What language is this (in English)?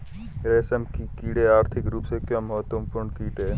Hindi